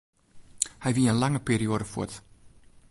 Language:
Western Frisian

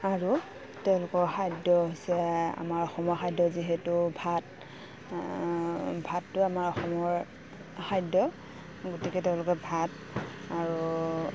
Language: Assamese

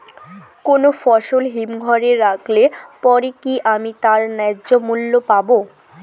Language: Bangla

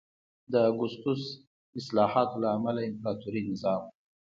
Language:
Pashto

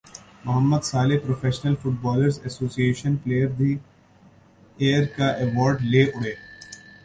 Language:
Urdu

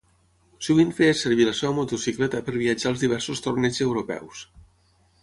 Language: Catalan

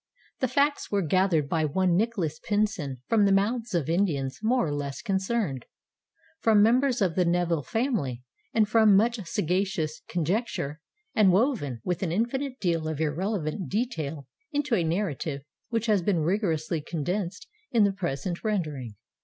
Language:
English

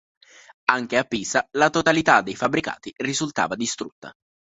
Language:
Italian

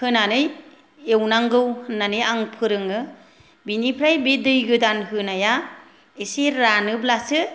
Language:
Bodo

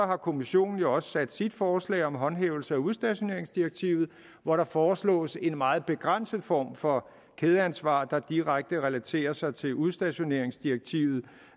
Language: Danish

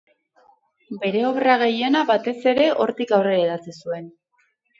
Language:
Basque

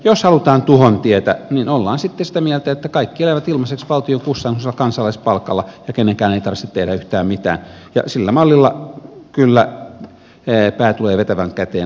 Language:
Finnish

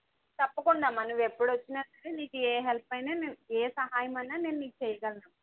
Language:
Telugu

